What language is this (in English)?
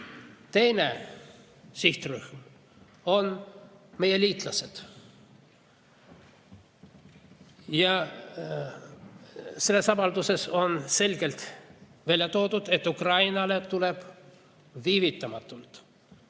Estonian